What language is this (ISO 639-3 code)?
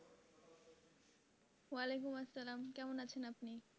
ben